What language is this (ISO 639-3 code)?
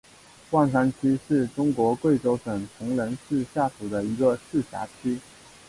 zho